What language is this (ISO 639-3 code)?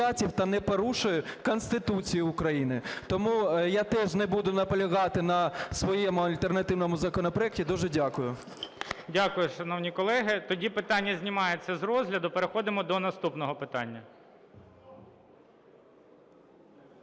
ukr